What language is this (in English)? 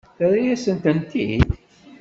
Kabyle